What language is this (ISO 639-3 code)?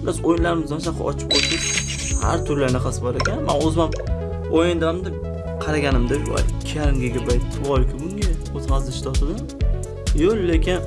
tur